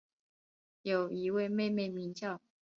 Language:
Chinese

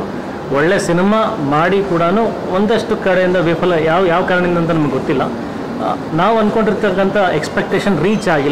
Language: Hindi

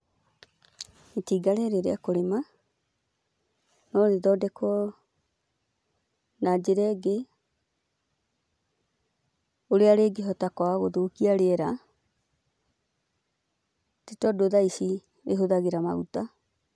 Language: Kikuyu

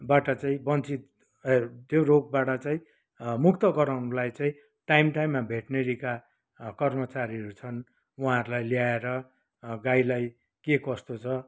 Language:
Nepali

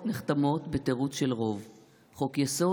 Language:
Hebrew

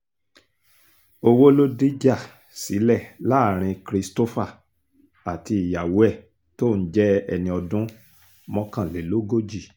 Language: Yoruba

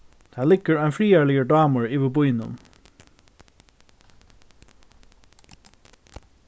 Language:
Faroese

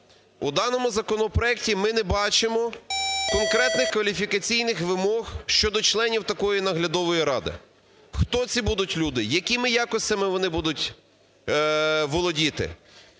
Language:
Ukrainian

